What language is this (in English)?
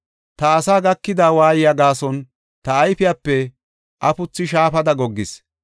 Gofa